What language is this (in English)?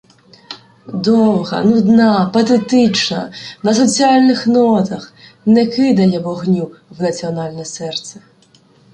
Ukrainian